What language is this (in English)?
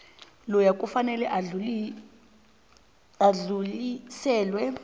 South Ndebele